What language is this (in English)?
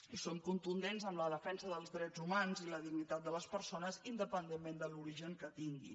Catalan